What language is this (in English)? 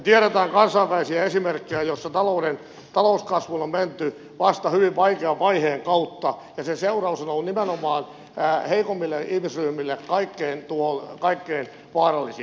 Finnish